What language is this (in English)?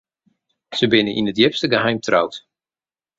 Western Frisian